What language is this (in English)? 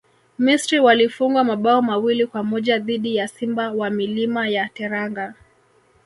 Swahili